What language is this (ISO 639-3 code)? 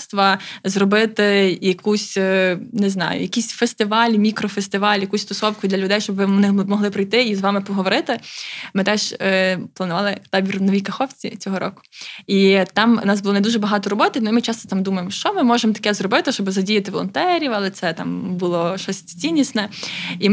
ukr